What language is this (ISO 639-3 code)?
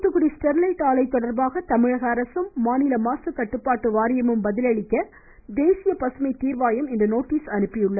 tam